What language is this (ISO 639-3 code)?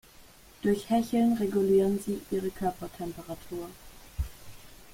deu